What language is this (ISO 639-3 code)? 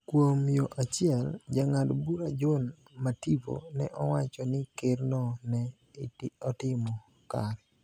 luo